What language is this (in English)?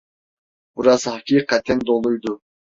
Turkish